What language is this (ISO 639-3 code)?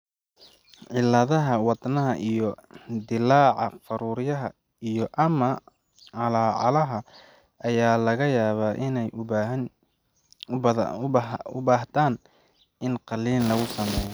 som